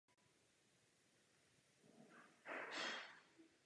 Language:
Czech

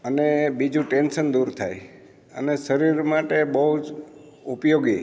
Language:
Gujarati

